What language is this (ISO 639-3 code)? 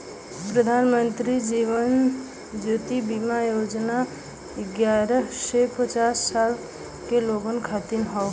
bho